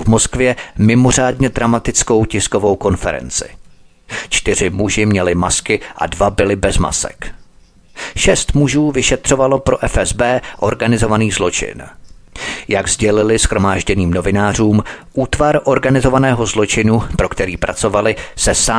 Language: Czech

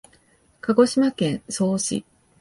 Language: Japanese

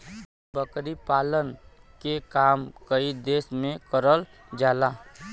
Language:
Bhojpuri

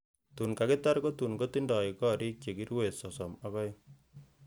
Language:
Kalenjin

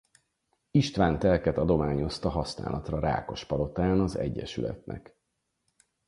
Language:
Hungarian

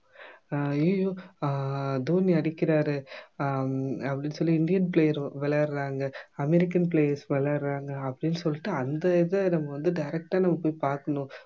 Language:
Tamil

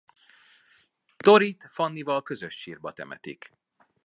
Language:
Hungarian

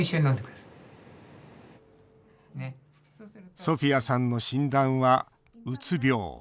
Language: Japanese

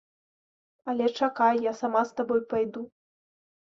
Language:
Belarusian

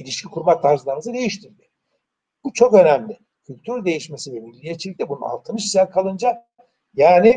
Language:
Turkish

